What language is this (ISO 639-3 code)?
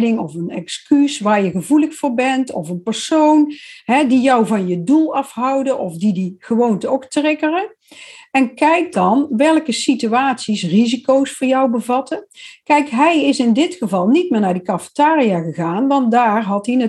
nld